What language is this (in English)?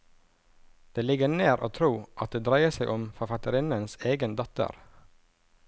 Norwegian